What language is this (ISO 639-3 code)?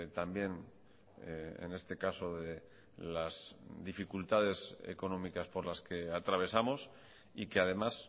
spa